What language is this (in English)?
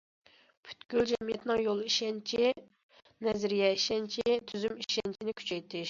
Uyghur